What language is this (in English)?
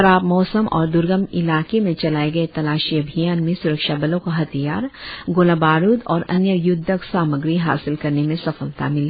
Hindi